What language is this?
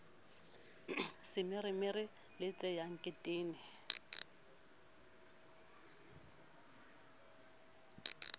Southern Sotho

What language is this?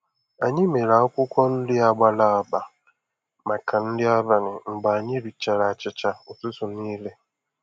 Igbo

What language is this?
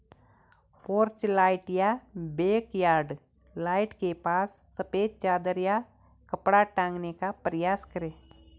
Hindi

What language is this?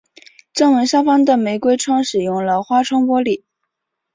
Chinese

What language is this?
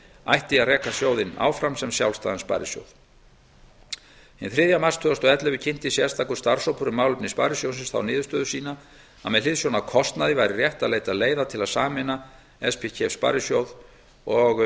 Icelandic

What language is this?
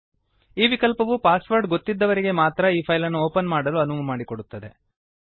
Kannada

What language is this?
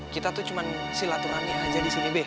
Indonesian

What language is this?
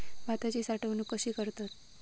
Marathi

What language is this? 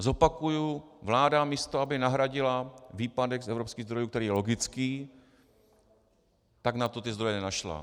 Czech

